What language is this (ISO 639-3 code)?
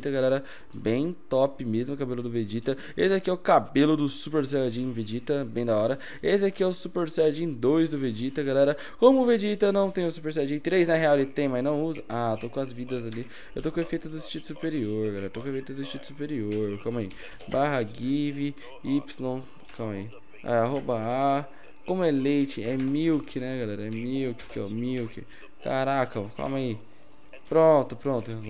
por